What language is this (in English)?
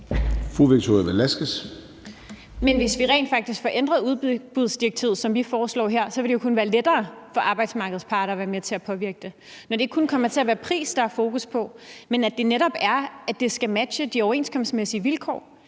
Danish